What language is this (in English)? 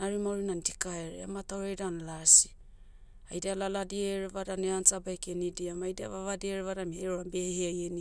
Motu